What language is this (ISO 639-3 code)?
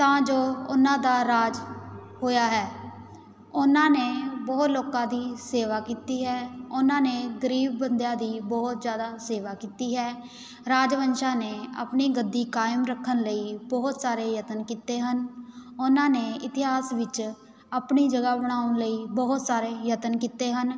pan